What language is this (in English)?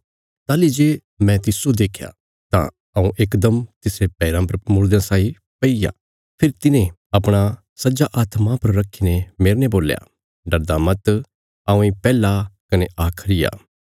Bilaspuri